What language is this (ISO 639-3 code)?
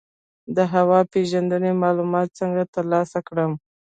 pus